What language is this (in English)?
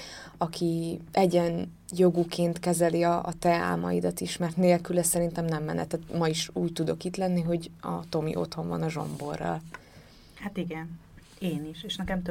Hungarian